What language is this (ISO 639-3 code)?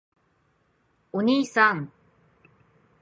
jpn